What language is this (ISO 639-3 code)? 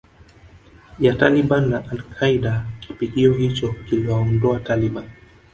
swa